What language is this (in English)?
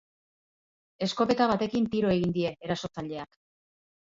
Basque